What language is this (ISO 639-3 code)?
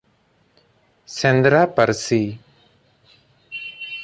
sat